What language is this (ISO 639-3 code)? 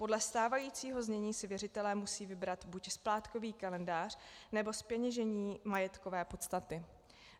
ces